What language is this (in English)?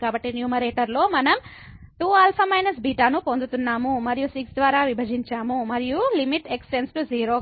Telugu